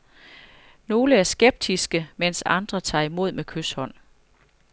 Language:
Danish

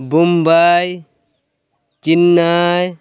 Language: Santali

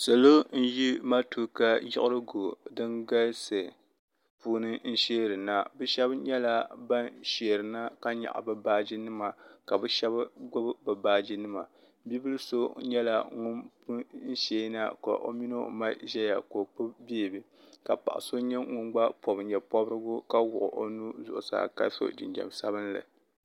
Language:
Dagbani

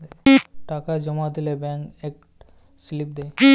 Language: Bangla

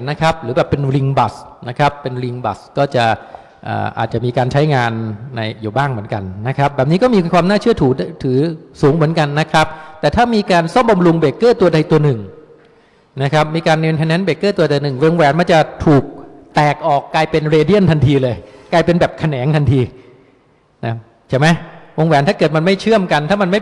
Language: Thai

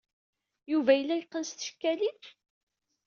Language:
Kabyle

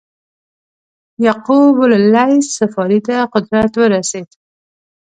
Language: Pashto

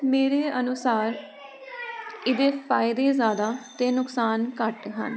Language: Punjabi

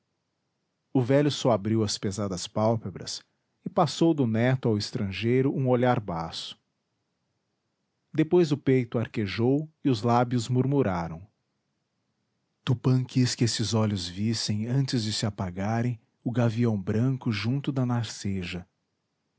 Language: Portuguese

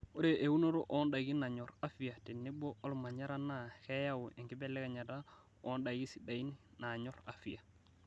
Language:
Masai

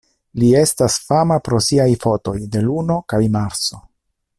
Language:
Esperanto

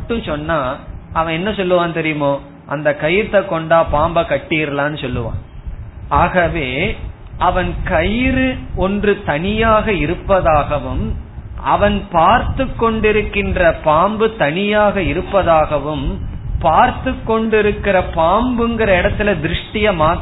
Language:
Tamil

